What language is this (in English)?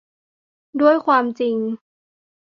Thai